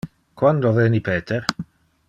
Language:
Interlingua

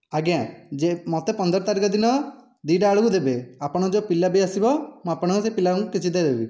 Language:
Odia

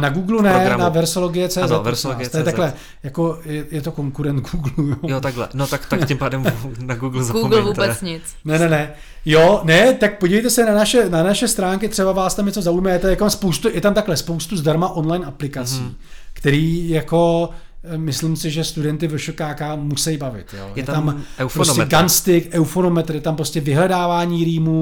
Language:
Czech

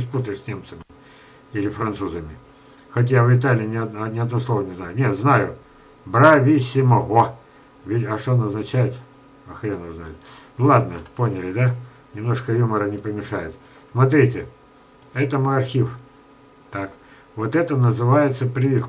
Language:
Russian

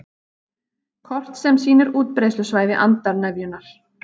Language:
Icelandic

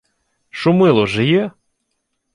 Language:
Ukrainian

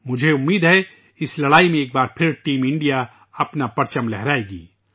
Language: Urdu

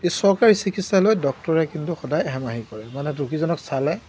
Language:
Assamese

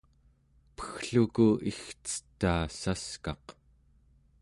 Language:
Central Yupik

